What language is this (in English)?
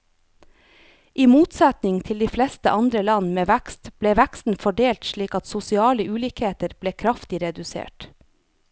Norwegian